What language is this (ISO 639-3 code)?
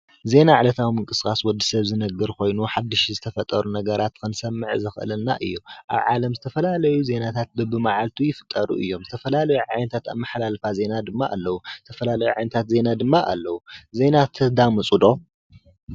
tir